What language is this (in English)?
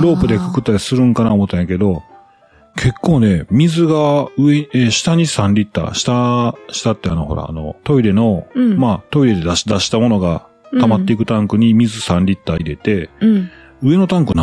Japanese